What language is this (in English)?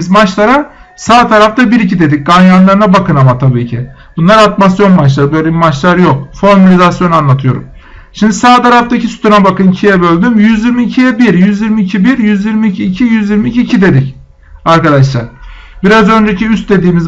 Turkish